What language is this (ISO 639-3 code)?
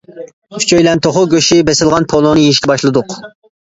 uig